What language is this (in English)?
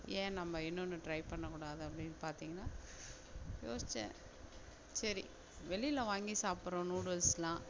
Tamil